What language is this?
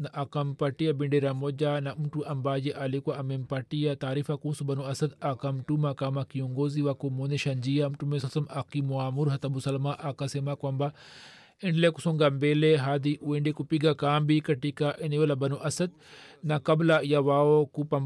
Swahili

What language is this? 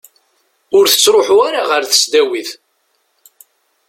Kabyle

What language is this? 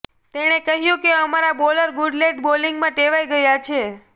Gujarati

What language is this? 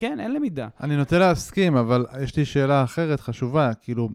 Hebrew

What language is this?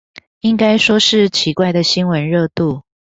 Chinese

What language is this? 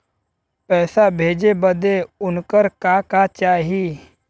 Bhojpuri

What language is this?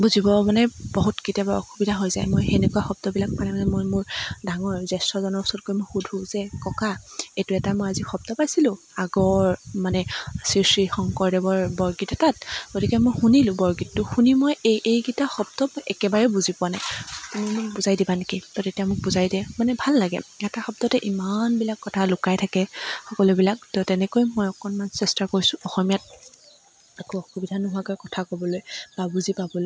Assamese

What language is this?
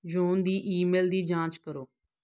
Punjabi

